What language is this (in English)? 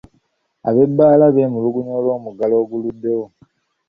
Ganda